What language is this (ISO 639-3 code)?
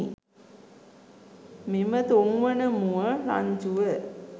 sin